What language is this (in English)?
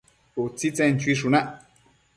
Matsés